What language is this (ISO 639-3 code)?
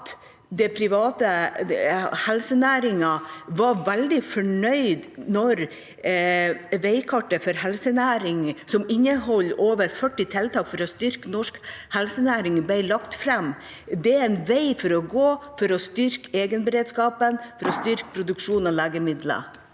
nor